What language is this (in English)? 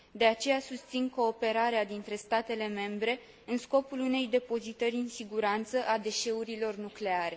Romanian